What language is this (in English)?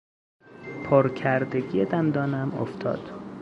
Persian